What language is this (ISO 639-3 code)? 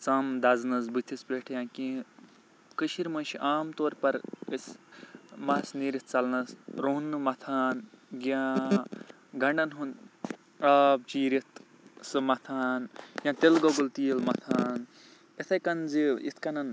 kas